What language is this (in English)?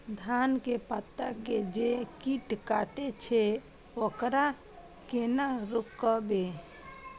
Maithili